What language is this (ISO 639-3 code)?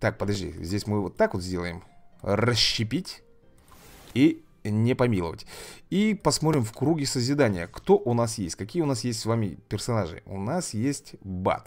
rus